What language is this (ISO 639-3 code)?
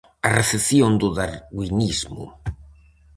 glg